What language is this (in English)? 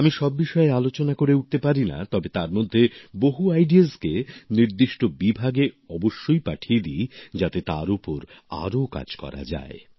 Bangla